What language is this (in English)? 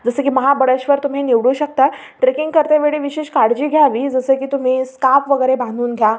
Marathi